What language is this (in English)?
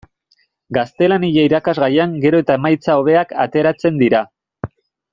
Basque